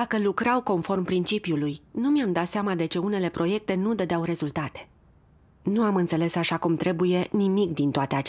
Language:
Romanian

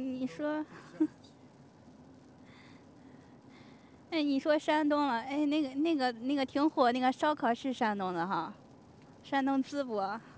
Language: Chinese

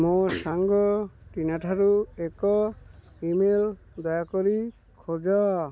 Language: Odia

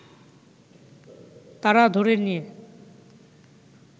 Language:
Bangla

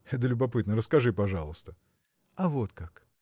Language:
Russian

